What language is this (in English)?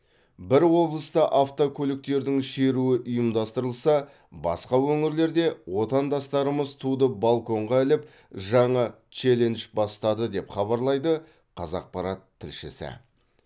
Kazakh